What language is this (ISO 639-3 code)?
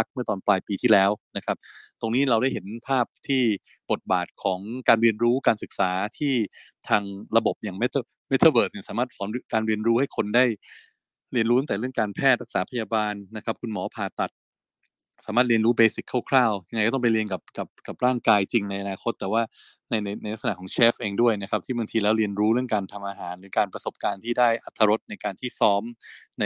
tha